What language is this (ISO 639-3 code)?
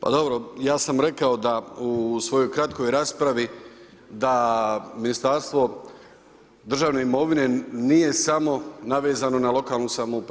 hrv